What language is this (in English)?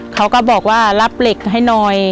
Thai